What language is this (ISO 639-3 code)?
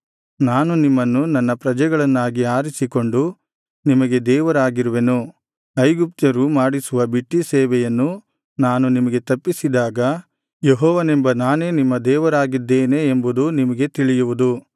kan